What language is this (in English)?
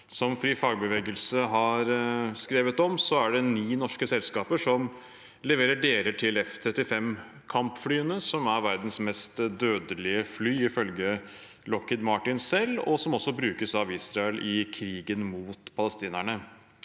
Norwegian